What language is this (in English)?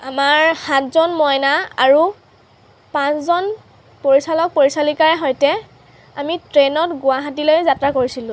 Assamese